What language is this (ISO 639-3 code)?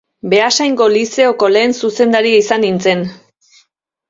eus